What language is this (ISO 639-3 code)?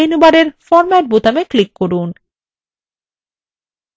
ben